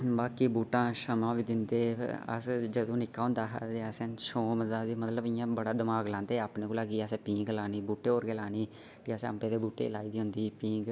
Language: Dogri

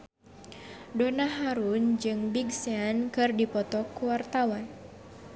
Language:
Sundanese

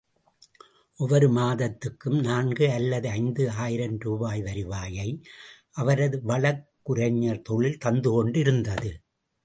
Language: Tamil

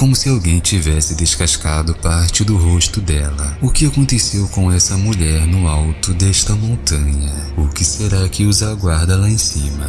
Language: Portuguese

